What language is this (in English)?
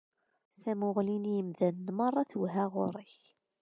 Kabyle